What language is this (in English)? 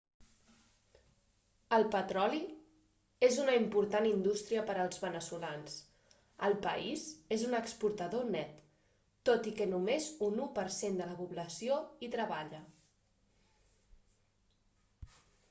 Catalan